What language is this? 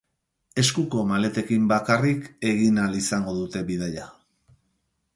Basque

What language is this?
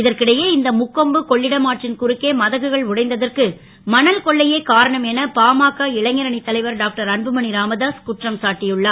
Tamil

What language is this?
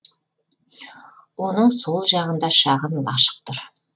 Kazakh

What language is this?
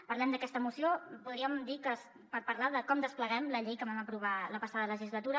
Catalan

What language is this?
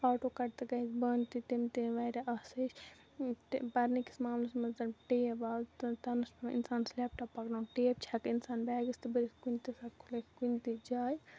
Kashmiri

